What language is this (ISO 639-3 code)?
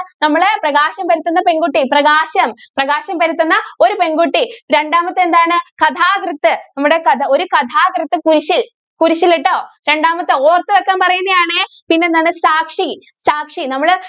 mal